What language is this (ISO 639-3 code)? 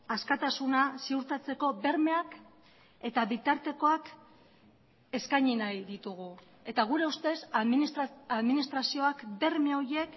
eus